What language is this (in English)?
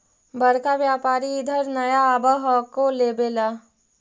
Magahi